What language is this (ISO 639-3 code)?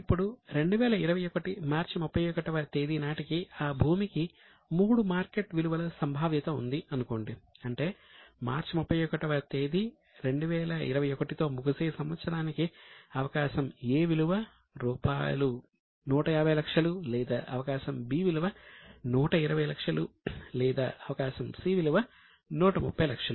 tel